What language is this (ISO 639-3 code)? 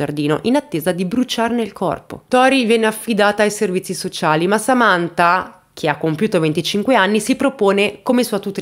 ita